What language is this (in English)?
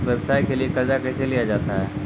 Maithili